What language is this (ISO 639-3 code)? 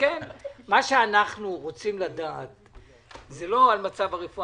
heb